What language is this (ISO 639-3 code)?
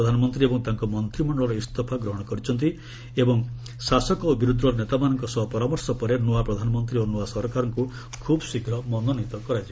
ori